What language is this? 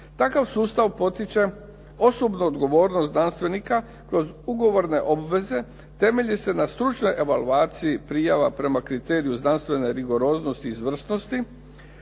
Croatian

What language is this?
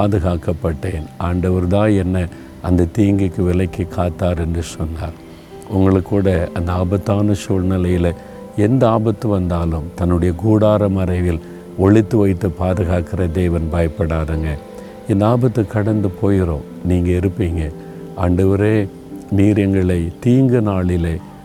Tamil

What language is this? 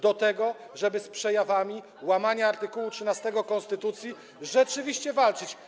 Polish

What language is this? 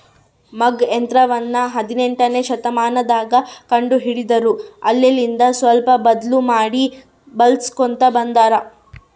Kannada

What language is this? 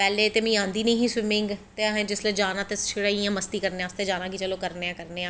Dogri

